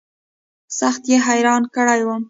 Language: Pashto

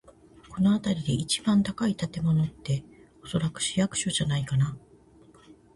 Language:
Japanese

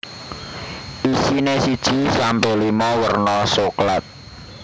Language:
Javanese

